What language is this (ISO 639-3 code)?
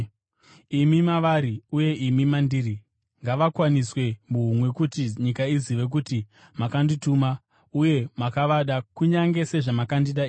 sna